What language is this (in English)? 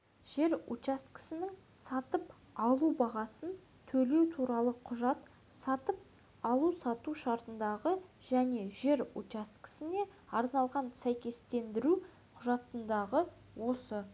Kazakh